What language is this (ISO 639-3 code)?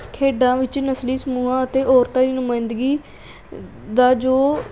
pan